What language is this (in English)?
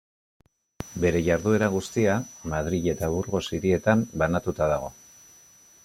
Basque